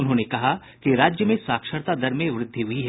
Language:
Hindi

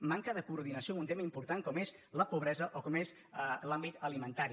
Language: Catalan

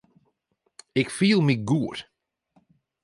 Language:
Western Frisian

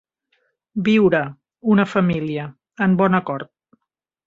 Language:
Catalan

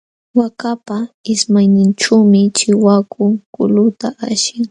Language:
Jauja Wanca Quechua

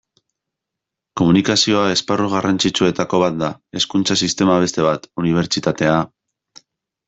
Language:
Basque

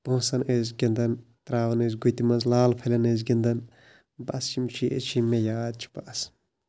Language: Kashmiri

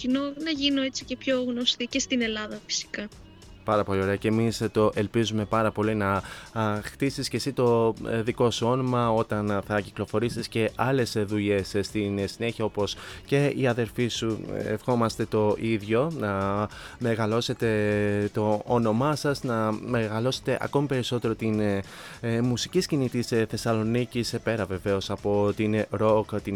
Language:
Greek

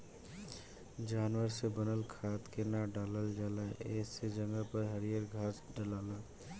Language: Bhojpuri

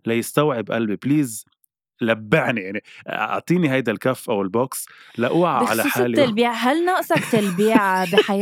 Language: Arabic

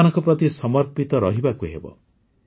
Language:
Odia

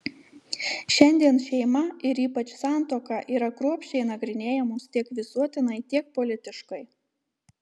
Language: Lithuanian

